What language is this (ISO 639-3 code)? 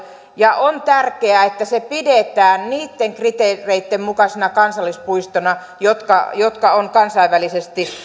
fin